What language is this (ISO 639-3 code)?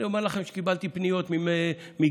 heb